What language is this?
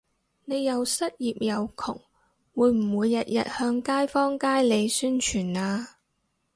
Cantonese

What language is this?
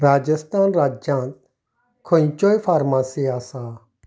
Konkani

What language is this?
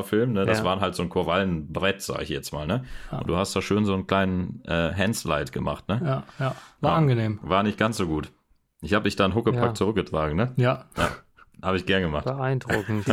German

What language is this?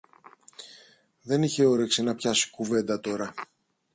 Greek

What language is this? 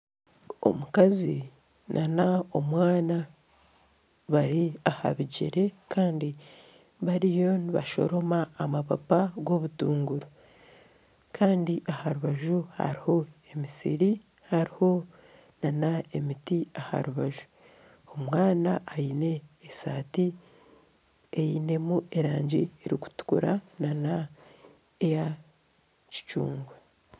Nyankole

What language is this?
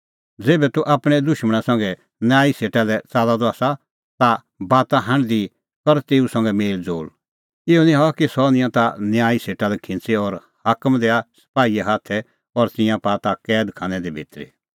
Kullu Pahari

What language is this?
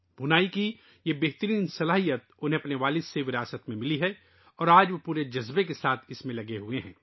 Urdu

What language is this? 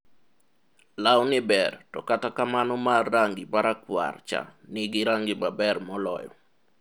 Luo (Kenya and Tanzania)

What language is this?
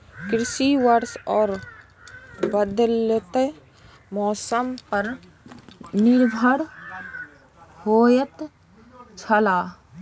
Maithili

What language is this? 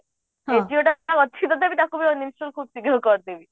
Odia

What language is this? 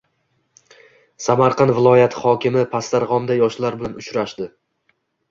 Uzbek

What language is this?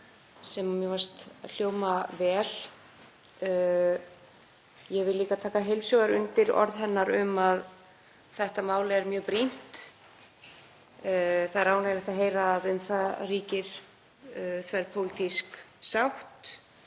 Icelandic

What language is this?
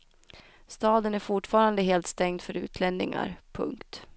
Swedish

